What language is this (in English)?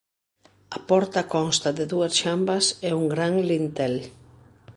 Galician